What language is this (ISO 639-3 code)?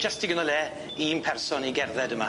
cym